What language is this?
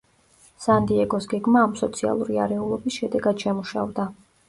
Georgian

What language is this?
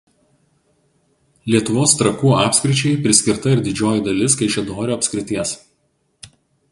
Lithuanian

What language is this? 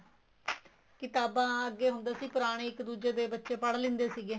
Punjabi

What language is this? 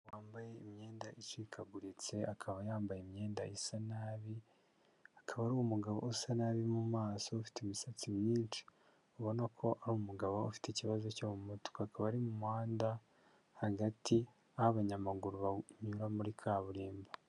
Kinyarwanda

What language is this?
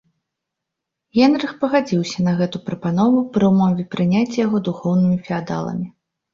Belarusian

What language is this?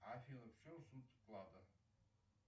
Russian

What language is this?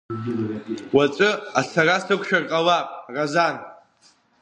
Abkhazian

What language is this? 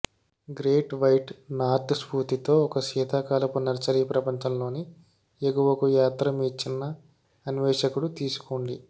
Telugu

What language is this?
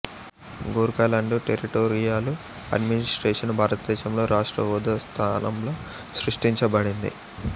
Telugu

